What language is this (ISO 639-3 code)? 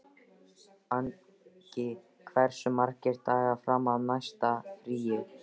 isl